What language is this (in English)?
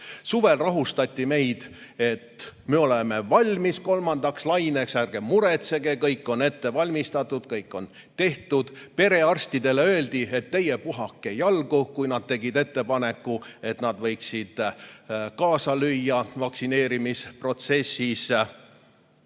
Estonian